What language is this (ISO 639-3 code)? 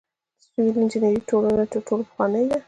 pus